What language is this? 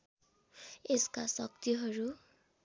Nepali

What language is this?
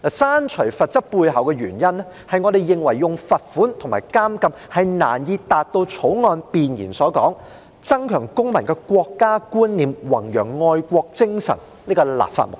Cantonese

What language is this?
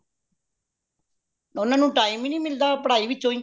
Punjabi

